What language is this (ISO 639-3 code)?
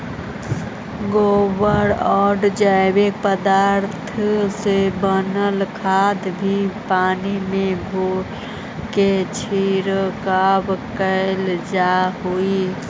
mag